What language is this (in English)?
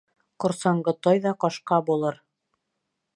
Bashkir